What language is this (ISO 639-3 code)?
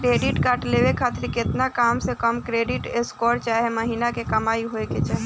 bho